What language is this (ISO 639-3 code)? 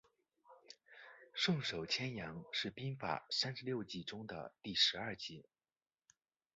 zho